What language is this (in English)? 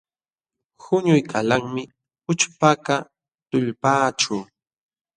Jauja Wanca Quechua